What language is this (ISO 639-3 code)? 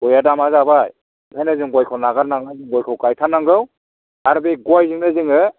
brx